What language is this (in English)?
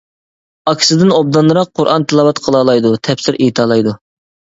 Uyghur